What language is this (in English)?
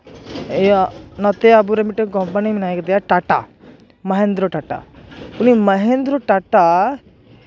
Santali